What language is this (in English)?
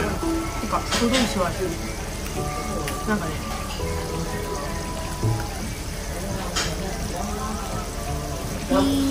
Japanese